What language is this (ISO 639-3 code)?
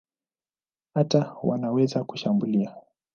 swa